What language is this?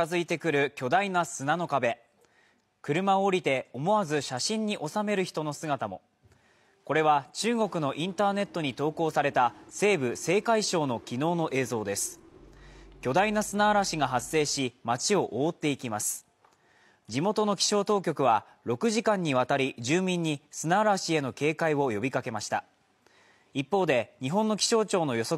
Japanese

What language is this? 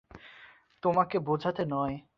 Bangla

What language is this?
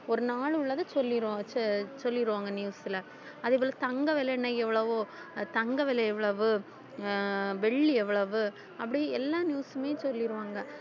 Tamil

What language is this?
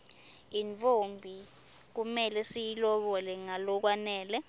Swati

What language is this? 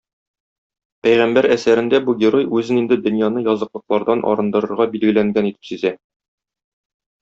Tatar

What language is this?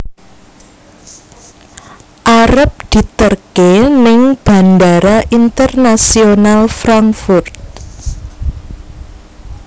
Javanese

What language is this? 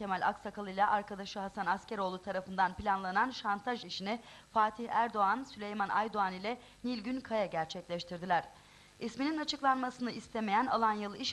Turkish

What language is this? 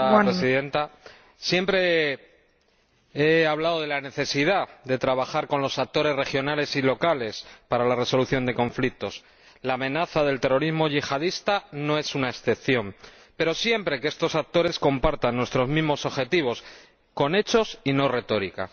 Spanish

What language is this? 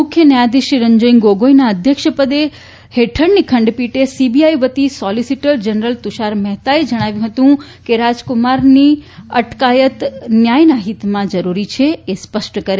Gujarati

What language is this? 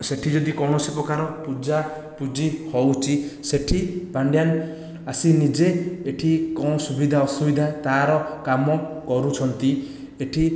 Odia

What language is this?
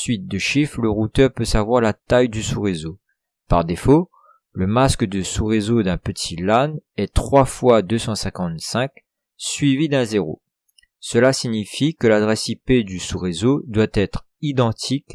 French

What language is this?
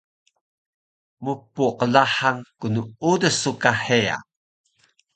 Taroko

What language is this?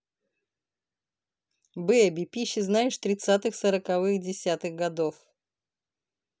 Russian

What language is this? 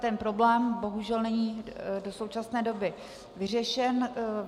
Czech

